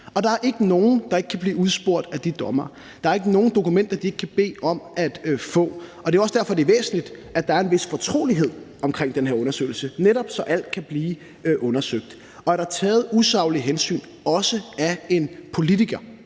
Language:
Danish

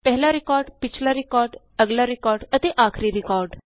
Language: Punjabi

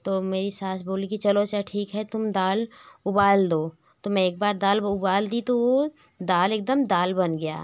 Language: Hindi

